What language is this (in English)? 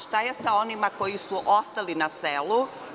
Serbian